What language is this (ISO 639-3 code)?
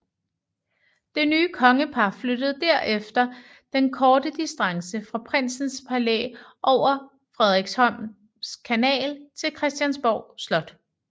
dan